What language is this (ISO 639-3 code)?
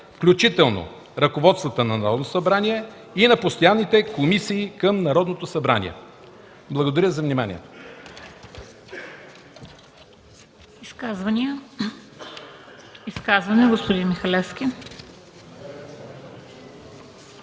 bul